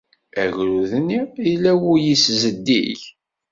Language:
Kabyle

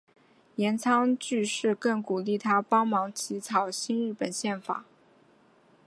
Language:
Chinese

